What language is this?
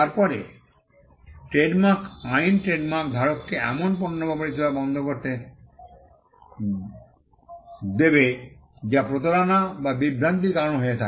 Bangla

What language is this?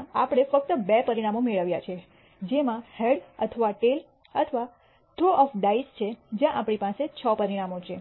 Gujarati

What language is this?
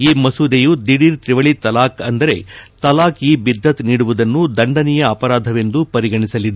Kannada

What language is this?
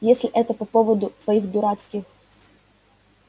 Russian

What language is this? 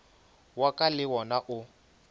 Northern Sotho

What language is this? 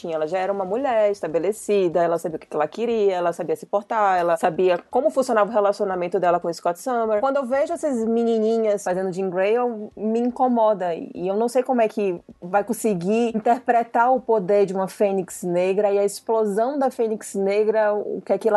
Portuguese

